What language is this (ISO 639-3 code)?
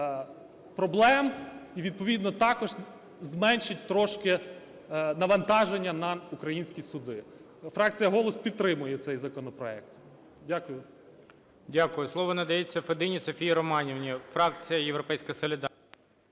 ukr